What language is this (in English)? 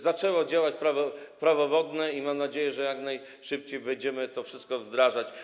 Polish